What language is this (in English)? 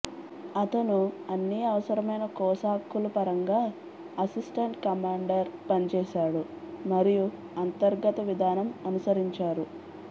Telugu